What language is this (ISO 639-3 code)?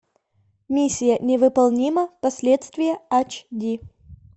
rus